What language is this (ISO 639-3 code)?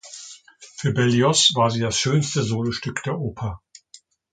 deu